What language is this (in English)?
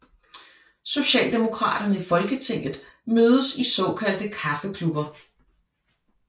Danish